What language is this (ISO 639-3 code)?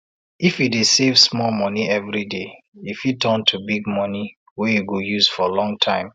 pcm